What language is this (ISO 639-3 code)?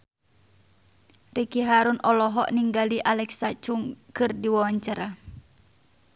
sun